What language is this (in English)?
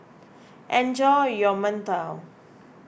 English